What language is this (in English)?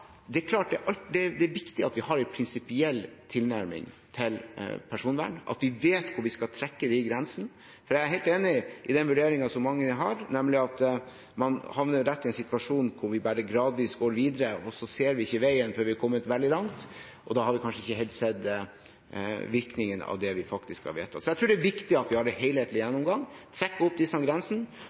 Norwegian Bokmål